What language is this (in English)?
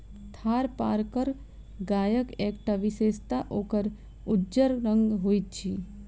Maithili